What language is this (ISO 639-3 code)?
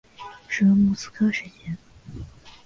zho